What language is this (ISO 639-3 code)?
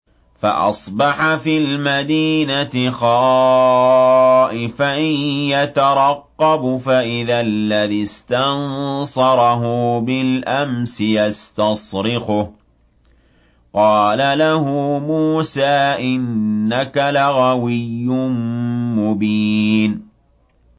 ara